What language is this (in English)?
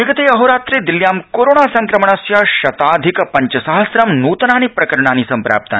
Sanskrit